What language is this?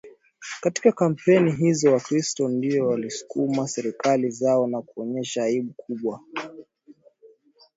Swahili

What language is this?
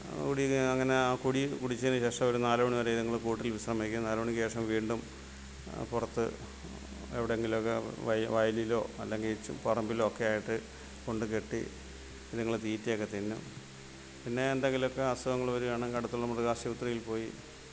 Malayalam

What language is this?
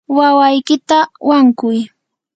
Yanahuanca Pasco Quechua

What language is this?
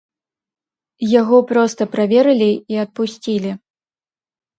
Belarusian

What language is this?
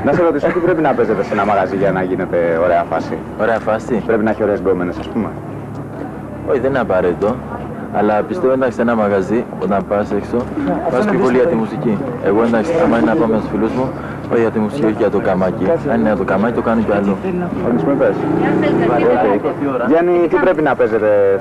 Greek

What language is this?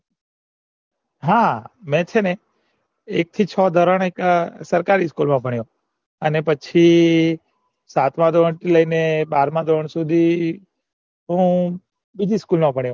Gujarati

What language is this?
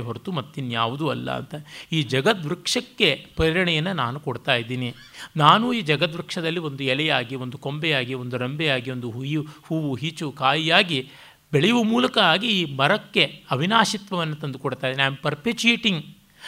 Kannada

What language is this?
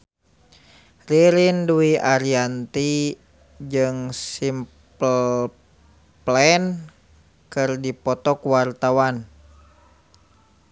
Sundanese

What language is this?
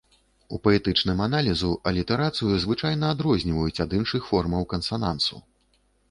Belarusian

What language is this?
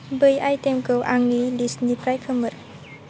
Bodo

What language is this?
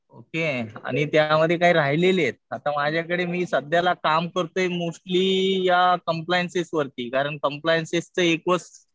Marathi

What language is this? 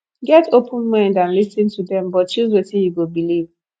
Nigerian Pidgin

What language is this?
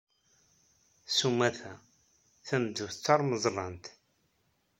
Kabyle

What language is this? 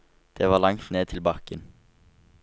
Norwegian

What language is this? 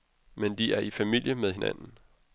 Danish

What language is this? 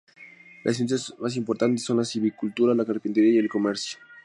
Spanish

